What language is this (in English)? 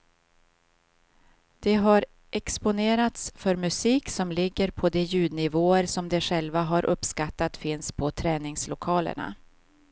Swedish